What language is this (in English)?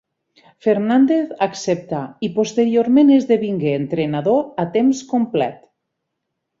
Catalan